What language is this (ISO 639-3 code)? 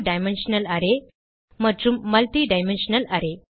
tam